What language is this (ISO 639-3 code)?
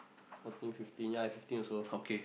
eng